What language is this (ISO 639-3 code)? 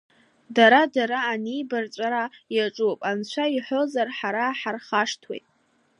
abk